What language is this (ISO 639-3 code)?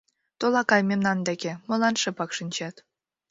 chm